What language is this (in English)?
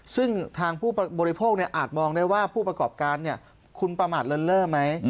Thai